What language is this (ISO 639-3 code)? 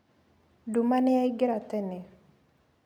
kik